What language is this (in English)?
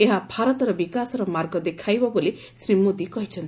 Odia